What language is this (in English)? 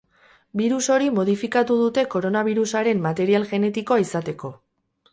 Basque